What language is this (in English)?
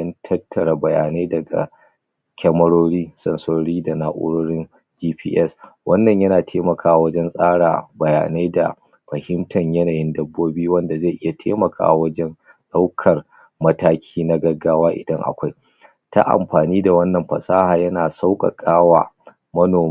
Hausa